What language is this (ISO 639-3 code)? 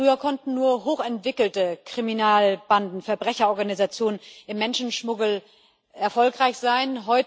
deu